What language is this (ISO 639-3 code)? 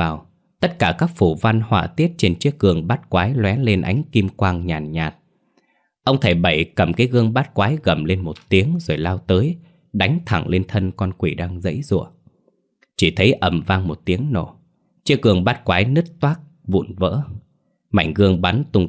vie